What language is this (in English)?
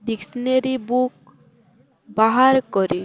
Odia